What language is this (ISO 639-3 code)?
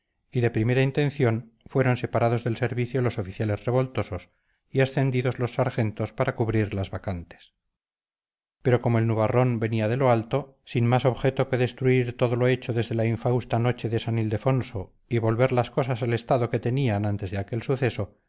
spa